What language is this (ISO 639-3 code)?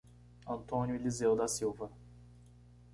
por